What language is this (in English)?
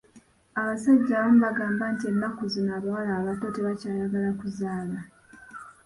Ganda